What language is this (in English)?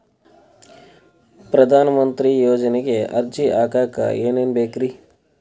Kannada